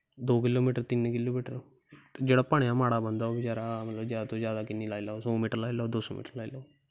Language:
Dogri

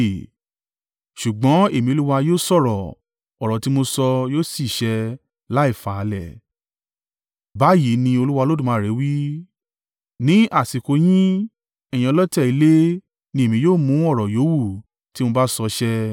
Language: Yoruba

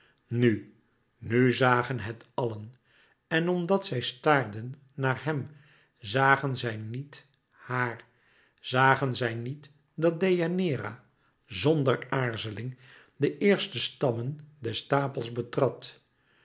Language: Dutch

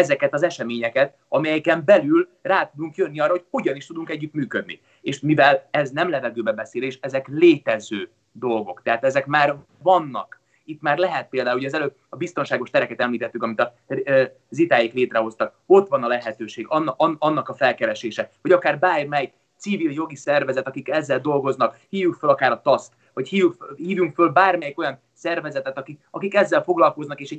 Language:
Hungarian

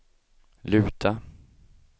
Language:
Swedish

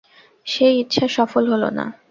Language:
Bangla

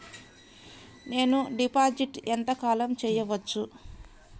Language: Telugu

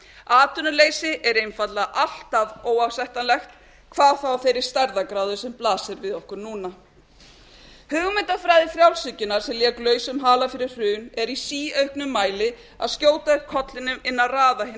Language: Icelandic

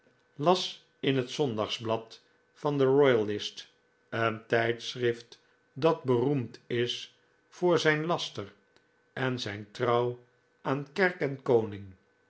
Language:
Dutch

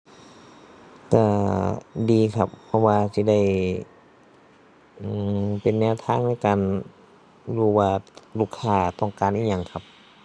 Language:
Thai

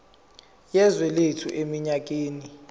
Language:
Zulu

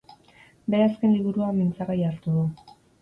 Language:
Basque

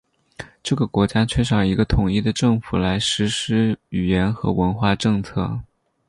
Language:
Chinese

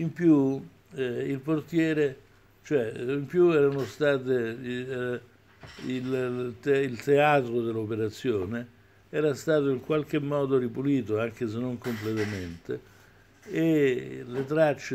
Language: Italian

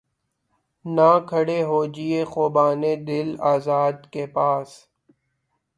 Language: Urdu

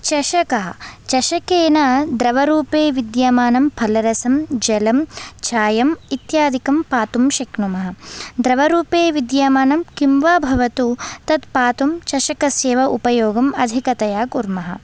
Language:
Sanskrit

